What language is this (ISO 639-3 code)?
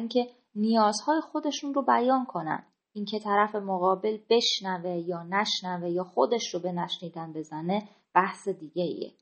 fas